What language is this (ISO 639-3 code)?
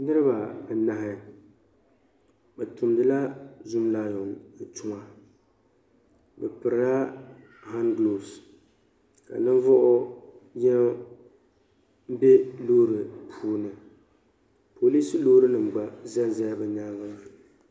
dag